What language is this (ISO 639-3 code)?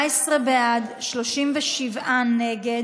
heb